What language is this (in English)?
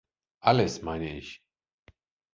German